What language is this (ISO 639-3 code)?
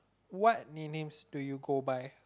eng